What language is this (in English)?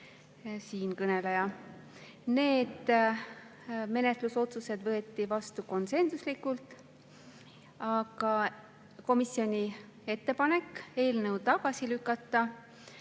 Estonian